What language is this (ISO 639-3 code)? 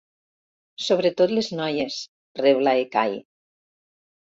cat